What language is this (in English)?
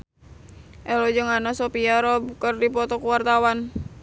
Sundanese